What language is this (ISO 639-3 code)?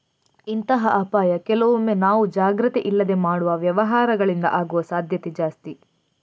kan